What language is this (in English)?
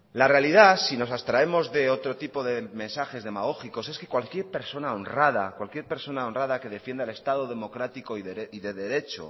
Spanish